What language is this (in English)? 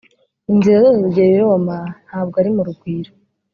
Kinyarwanda